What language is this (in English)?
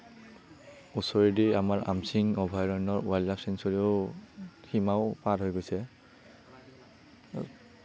Assamese